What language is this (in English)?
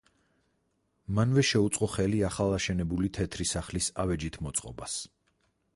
Georgian